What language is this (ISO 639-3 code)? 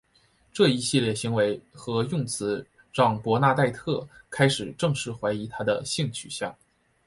zho